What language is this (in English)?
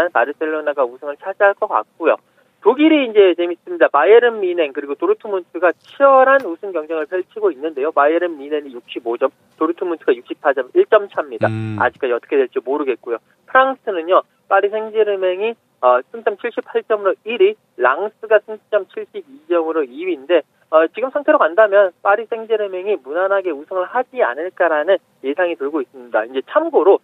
Korean